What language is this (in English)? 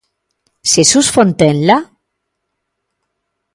Galician